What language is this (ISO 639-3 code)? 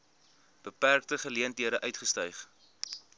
afr